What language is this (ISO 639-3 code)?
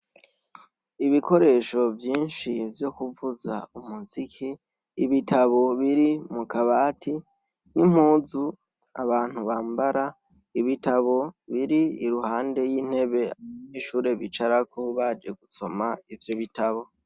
run